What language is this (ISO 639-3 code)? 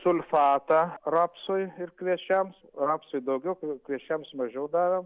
lit